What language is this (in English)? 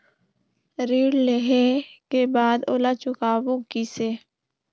Chhattisgarhi